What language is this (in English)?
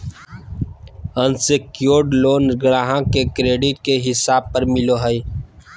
Magahi